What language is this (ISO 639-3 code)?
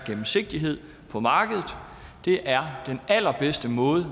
dan